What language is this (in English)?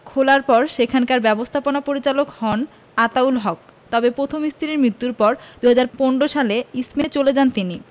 Bangla